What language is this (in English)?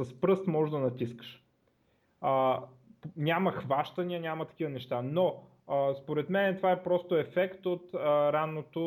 Bulgarian